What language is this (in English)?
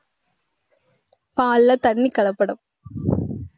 Tamil